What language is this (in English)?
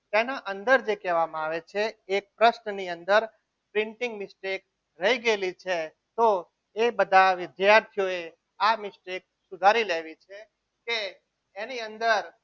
Gujarati